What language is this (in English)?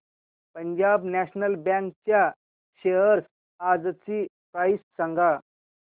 Marathi